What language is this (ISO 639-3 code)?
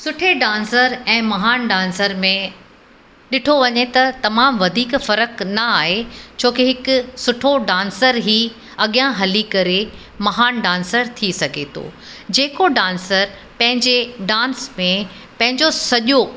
snd